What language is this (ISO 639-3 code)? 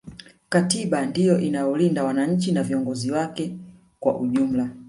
swa